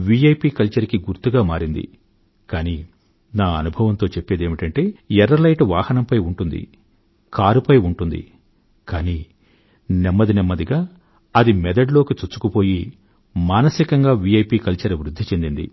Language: Telugu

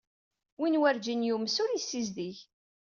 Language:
Kabyle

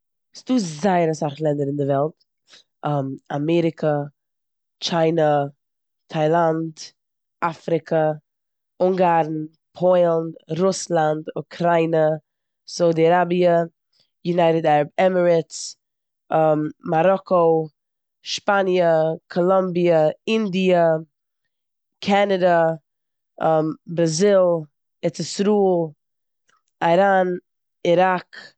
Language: Yiddish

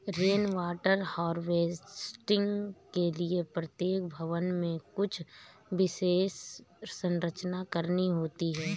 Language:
Hindi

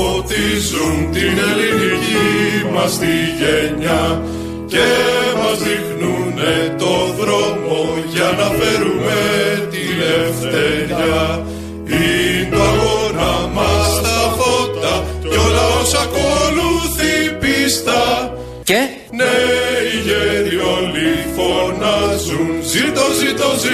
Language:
Greek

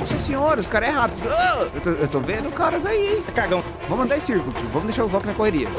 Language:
Portuguese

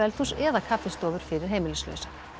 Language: Icelandic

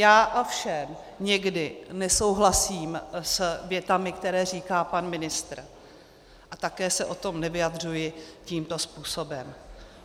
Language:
Czech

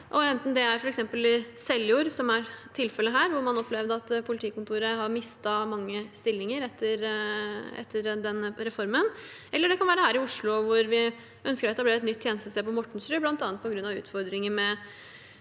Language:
Norwegian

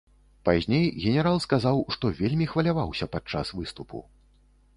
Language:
Belarusian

